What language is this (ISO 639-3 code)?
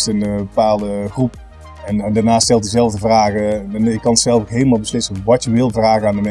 nld